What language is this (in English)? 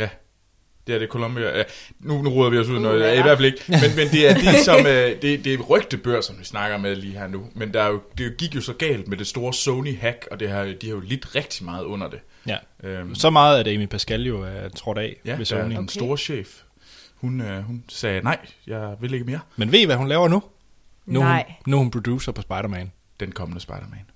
Danish